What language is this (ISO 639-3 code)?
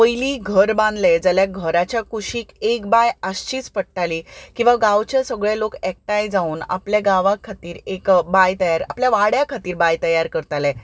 kok